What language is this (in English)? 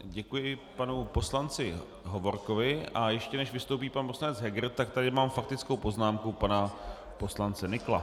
Czech